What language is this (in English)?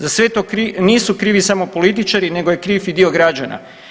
Croatian